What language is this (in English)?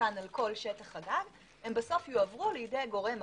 Hebrew